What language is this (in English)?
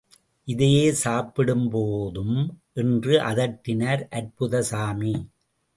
Tamil